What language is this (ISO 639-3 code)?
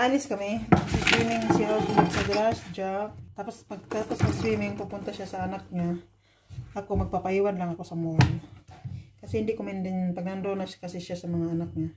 fil